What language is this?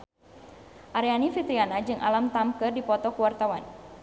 Sundanese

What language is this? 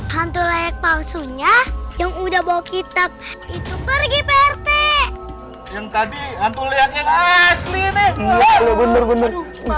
Indonesian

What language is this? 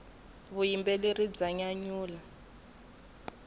Tsonga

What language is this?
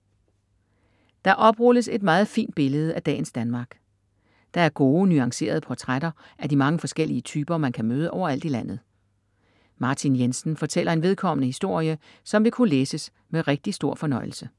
Danish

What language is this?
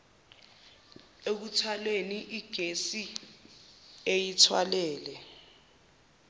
Zulu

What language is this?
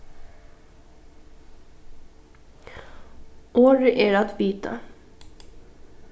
Faroese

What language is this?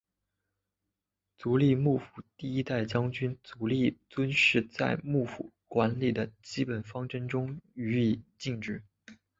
Chinese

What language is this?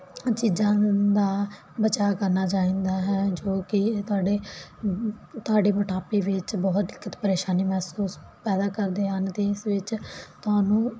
Punjabi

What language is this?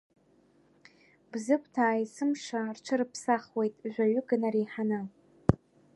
Abkhazian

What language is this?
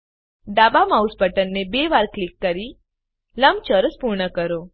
Gujarati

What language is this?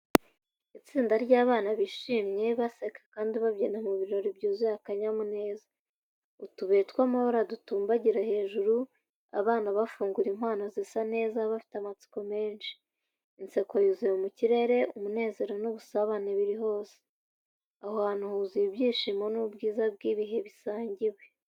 Kinyarwanda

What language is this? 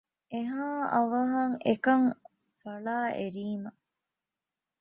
Divehi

